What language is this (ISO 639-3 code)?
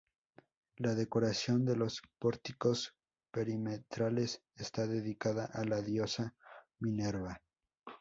spa